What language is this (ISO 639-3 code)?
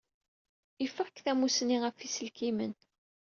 kab